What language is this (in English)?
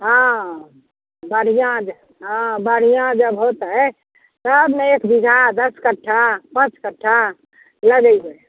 Maithili